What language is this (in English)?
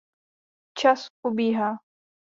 Czech